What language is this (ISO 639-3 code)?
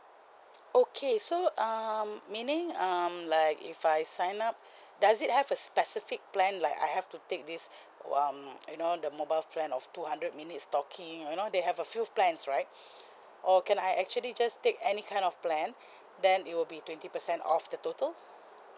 eng